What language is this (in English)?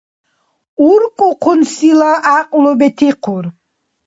Dargwa